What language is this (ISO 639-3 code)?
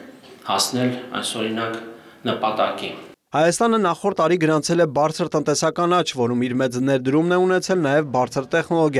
nor